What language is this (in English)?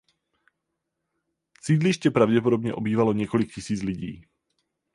Czech